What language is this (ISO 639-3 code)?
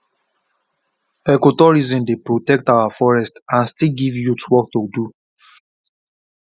pcm